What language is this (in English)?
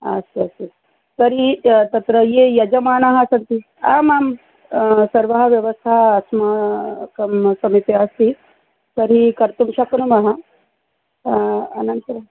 Sanskrit